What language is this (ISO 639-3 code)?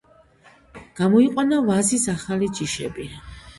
kat